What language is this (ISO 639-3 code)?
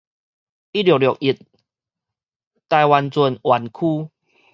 nan